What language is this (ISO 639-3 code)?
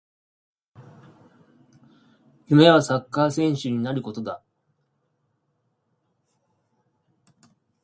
jpn